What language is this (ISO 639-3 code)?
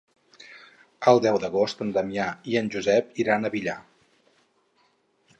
cat